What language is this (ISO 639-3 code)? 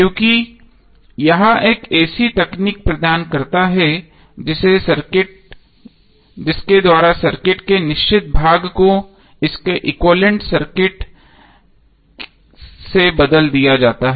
hin